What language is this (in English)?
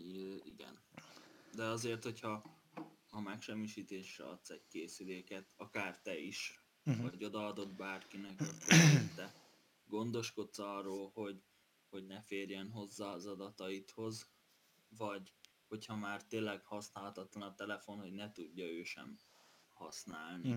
Hungarian